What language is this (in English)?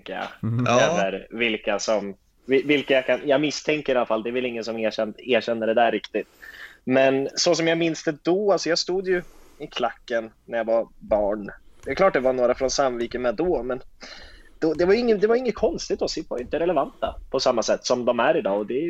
Swedish